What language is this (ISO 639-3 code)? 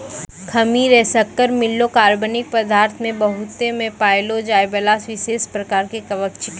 mai